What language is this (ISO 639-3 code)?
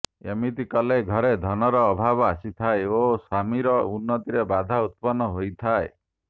ori